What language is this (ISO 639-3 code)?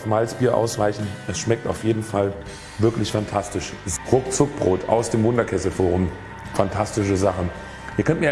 deu